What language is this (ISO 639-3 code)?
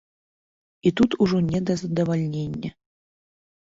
bel